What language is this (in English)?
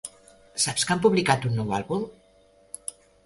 Catalan